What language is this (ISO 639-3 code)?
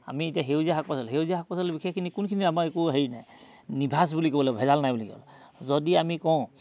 asm